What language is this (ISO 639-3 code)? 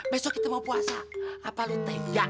ind